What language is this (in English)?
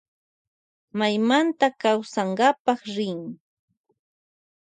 Loja Highland Quichua